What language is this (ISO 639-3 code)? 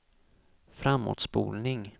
swe